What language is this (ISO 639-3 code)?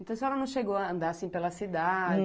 por